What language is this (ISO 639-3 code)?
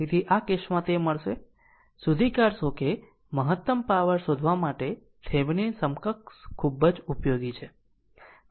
guj